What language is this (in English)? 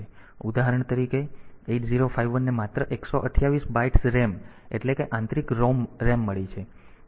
Gujarati